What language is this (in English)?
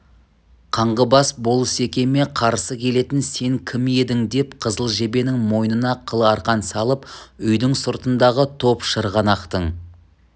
Kazakh